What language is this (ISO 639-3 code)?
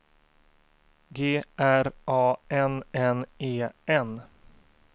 swe